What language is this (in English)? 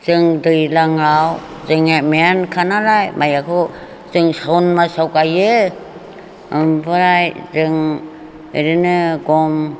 Bodo